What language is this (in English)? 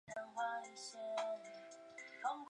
Chinese